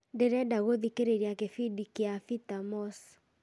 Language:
Kikuyu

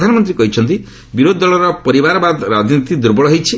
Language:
Odia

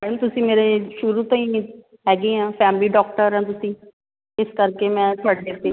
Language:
Punjabi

